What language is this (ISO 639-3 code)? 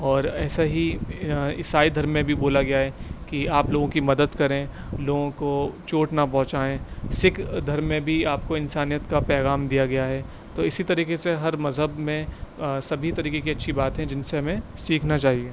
urd